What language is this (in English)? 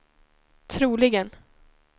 Swedish